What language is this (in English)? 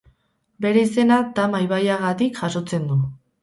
Basque